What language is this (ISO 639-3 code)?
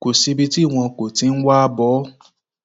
yor